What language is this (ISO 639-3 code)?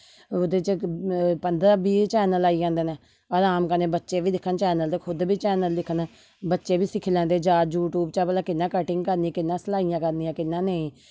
doi